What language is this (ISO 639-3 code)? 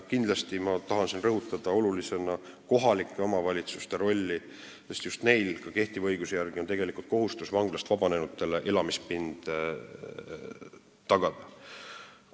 est